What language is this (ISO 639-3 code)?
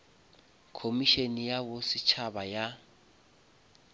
nso